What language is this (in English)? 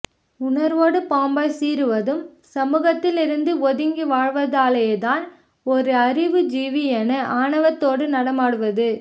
Tamil